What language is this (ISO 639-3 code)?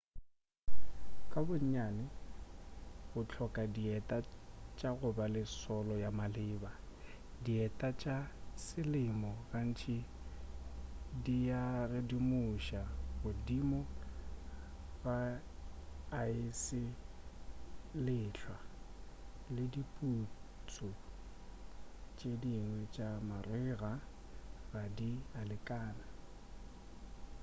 nso